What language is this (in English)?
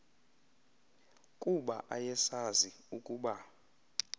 Xhosa